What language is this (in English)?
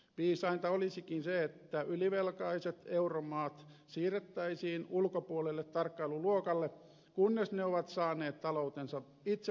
Finnish